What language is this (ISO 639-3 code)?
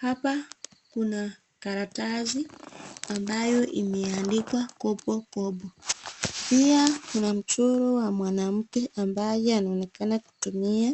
swa